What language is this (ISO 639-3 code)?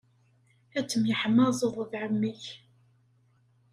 kab